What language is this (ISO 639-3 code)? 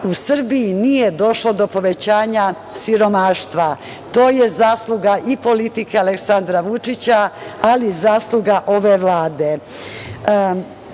srp